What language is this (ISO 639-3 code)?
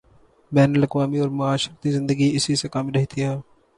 urd